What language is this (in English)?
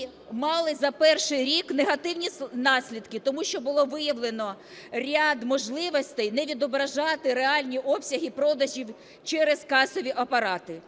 Ukrainian